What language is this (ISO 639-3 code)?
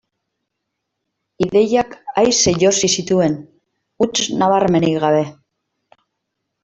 eus